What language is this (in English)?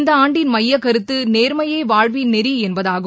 Tamil